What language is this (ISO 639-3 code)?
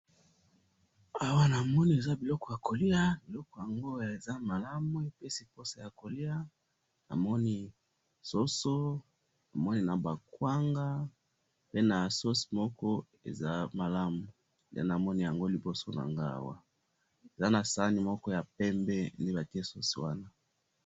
lin